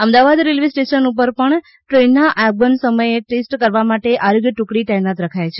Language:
Gujarati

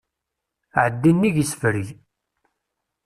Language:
Kabyle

